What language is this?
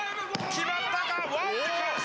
Japanese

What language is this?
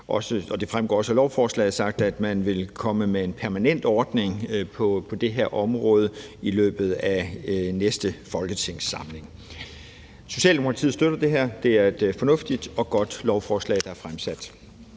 Danish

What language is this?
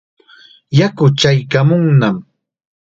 Chiquián Ancash Quechua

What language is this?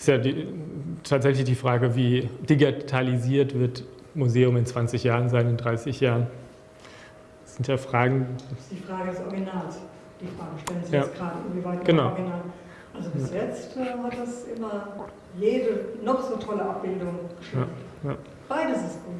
German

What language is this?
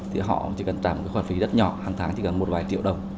Vietnamese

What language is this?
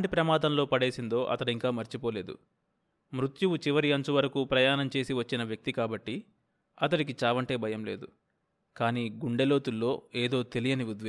Telugu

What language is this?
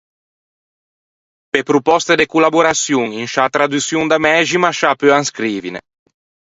Ligurian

